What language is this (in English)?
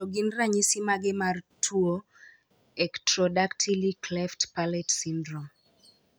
Luo (Kenya and Tanzania)